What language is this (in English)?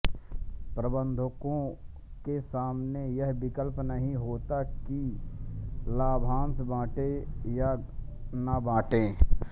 Hindi